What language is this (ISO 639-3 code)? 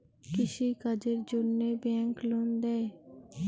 ben